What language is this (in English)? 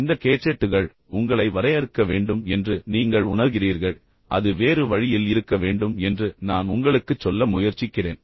Tamil